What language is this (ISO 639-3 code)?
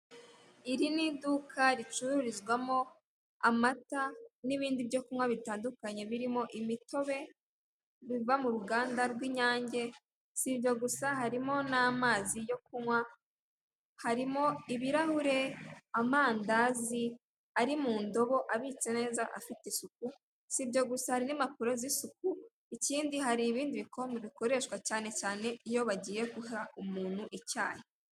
kin